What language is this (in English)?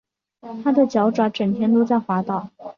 Chinese